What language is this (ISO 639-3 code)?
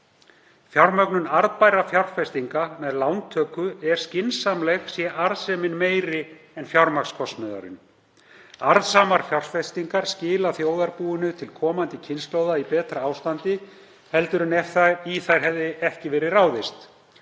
isl